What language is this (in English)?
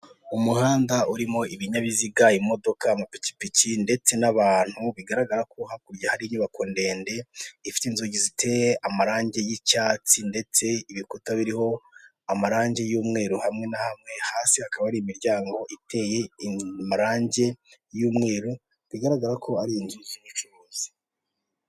Kinyarwanda